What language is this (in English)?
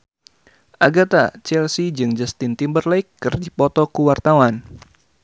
Sundanese